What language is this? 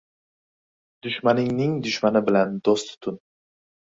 Uzbek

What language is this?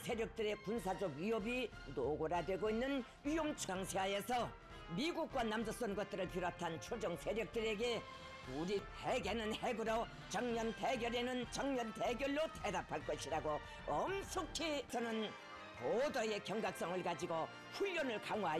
Korean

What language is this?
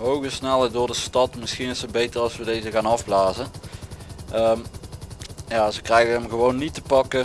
Dutch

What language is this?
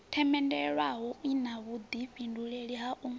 Venda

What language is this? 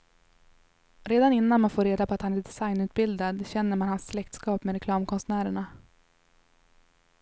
Swedish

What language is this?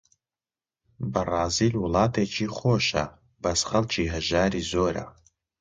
Central Kurdish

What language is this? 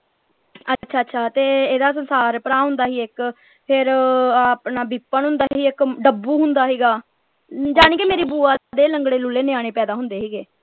Punjabi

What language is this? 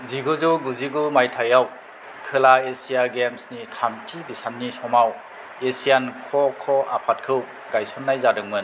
Bodo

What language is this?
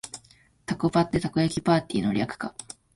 Japanese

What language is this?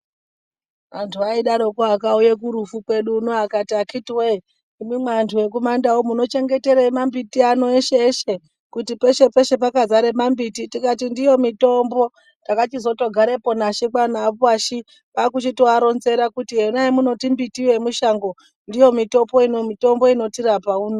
Ndau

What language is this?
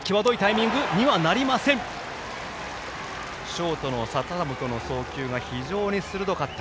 Japanese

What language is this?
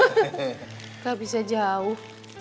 Indonesian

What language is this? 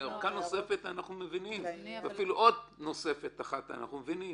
Hebrew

